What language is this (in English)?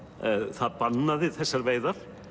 Icelandic